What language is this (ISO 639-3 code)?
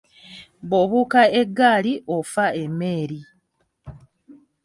lug